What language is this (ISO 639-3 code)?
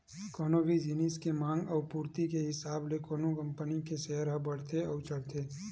hne